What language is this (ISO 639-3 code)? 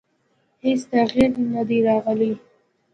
pus